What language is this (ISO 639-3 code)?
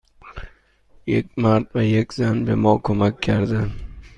fas